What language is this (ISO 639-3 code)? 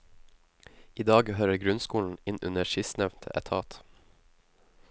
nor